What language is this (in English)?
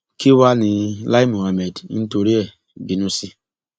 Yoruba